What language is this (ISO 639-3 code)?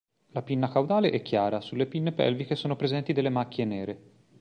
ita